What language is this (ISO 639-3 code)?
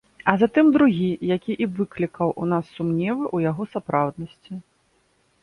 bel